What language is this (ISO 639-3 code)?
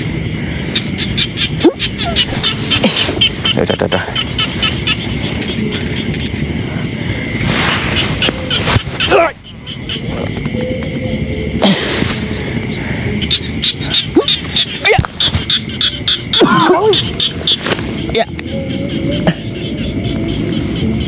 vie